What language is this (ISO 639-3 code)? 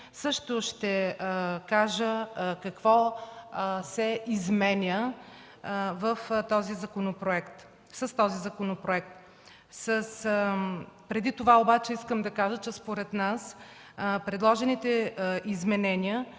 bul